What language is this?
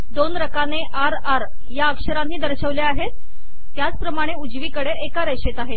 Marathi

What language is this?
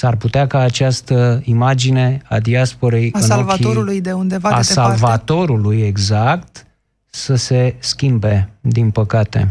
Romanian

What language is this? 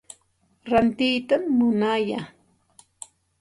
Santa Ana de Tusi Pasco Quechua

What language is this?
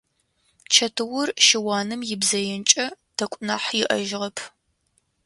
Adyghe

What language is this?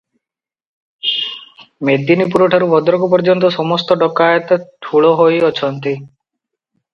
Odia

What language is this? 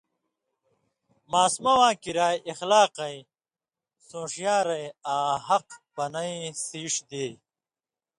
Indus Kohistani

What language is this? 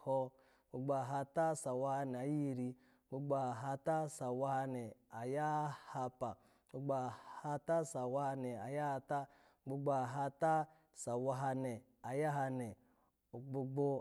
Alago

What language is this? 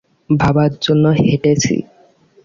Bangla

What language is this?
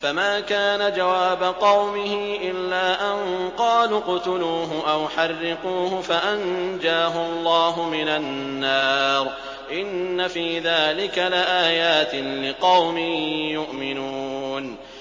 Arabic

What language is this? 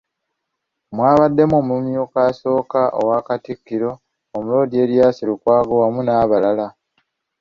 Ganda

